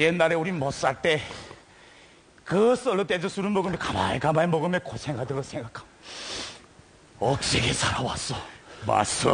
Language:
Korean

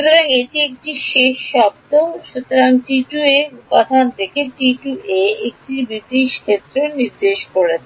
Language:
Bangla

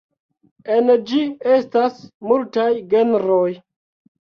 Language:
Esperanto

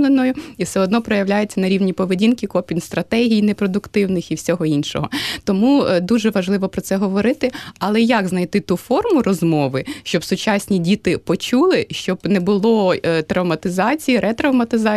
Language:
Ukrainian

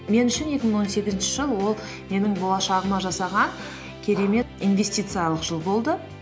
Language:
Kazakh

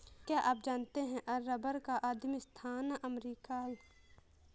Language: Hindi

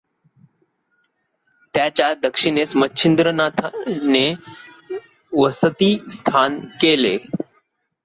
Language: Marathi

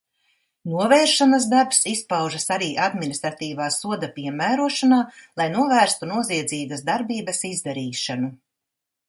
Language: Latvian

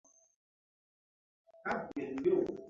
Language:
Mbum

